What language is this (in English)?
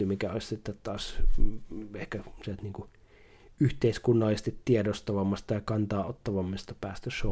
Finnish